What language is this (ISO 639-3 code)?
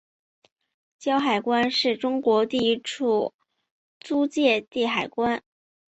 zho